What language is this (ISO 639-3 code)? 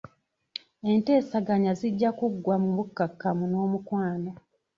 lug